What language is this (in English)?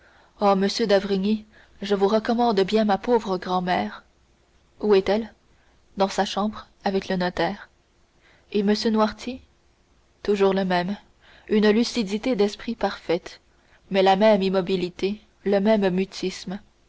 French